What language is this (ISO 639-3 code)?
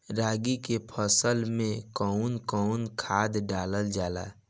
bho